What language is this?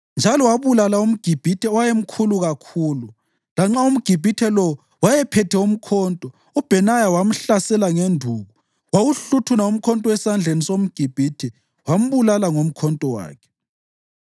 North Ndebele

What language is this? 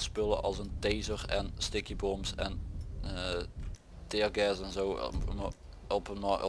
Dutch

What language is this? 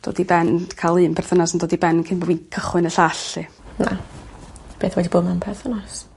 Welsh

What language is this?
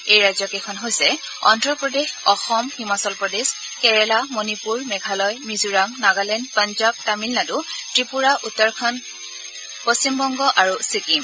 Assamese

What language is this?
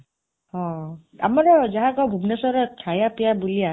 Odia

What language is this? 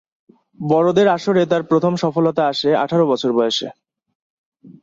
Bangla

